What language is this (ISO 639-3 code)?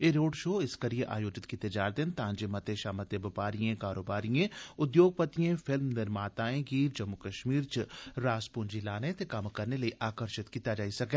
doi